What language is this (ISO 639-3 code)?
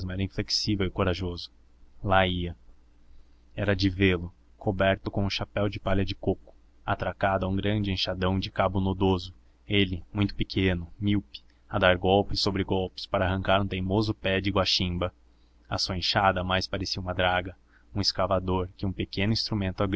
por